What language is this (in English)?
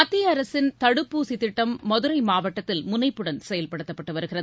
Tamil